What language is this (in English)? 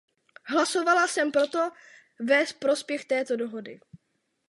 Czech